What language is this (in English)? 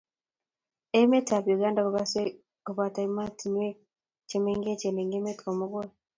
Kalenjin